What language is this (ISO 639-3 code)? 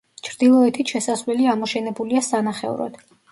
kat